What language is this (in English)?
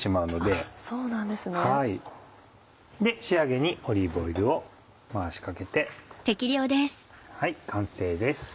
Japanese